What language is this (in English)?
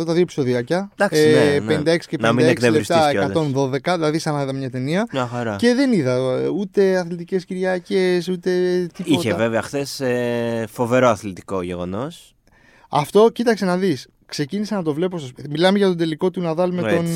Greek